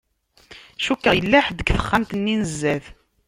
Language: Kabyle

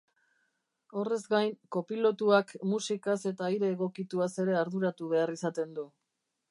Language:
Basque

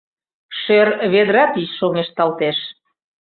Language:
Mari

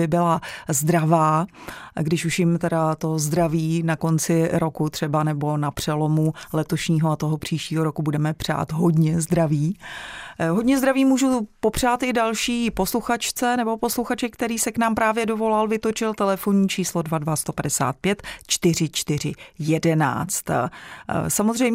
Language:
Czech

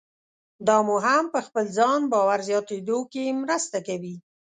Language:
Pashto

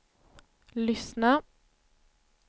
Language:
Swedish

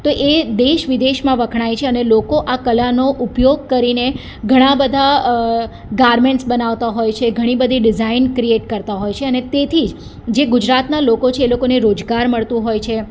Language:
Gujarati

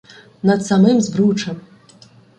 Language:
Ukrainian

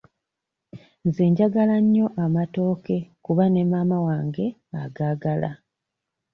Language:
Ganda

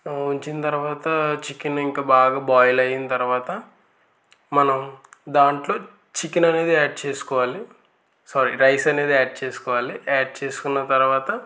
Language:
Telugu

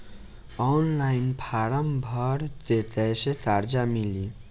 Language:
Bhojpuri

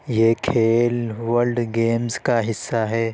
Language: Urdu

